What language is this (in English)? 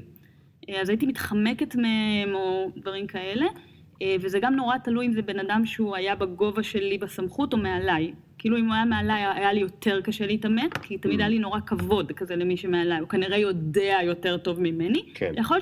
Hebrew